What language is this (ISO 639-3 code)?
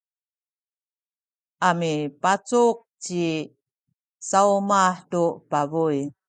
szy